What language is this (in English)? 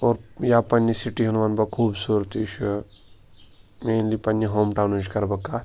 Kashmiri